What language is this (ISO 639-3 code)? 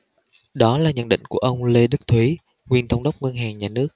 vie